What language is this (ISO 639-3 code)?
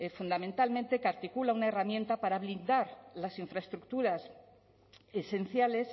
spa